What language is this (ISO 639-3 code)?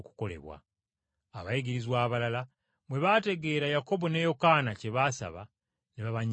lug